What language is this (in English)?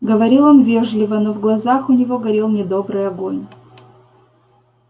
Russian